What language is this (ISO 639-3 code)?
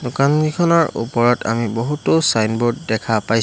asm